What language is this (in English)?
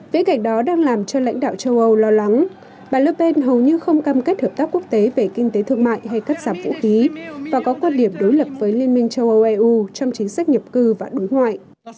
Vietnamese